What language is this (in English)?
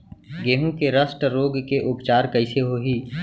Chhattisgarhi